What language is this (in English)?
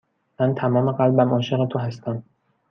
Persian